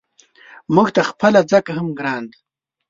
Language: Pashto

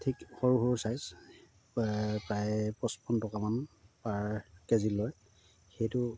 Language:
Assamese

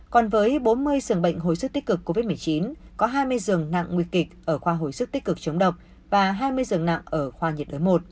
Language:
Vietnamese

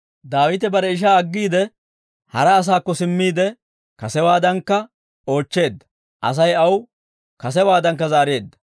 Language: Dawro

